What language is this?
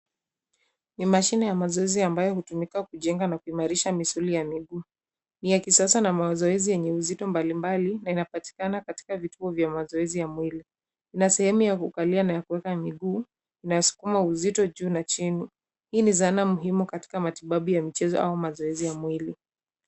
Swahili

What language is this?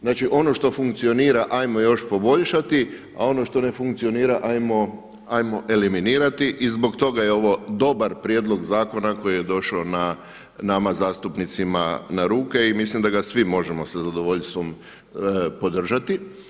Croatian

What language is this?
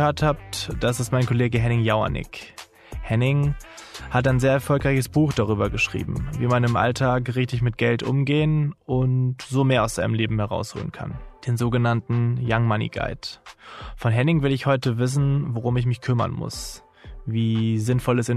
German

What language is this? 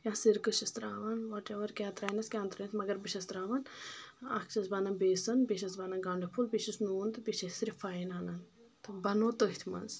Kashmiri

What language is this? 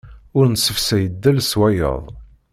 Kabyle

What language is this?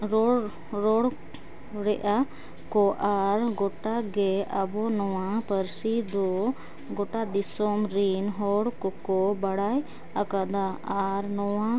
Santali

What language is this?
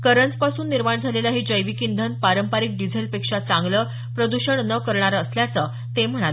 Marathi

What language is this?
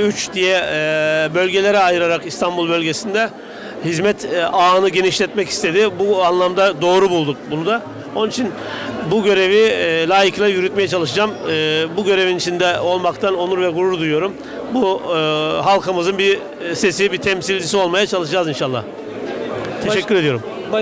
Turkish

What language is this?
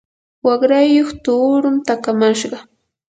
Yanahuanca Pasco Quechua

